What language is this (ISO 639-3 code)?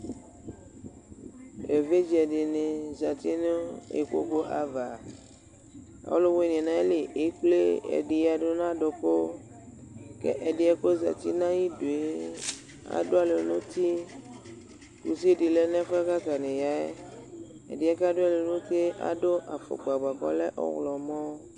kpo